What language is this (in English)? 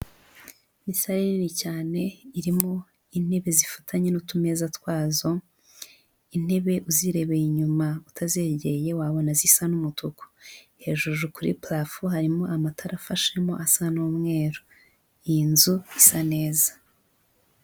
Kinyarwanda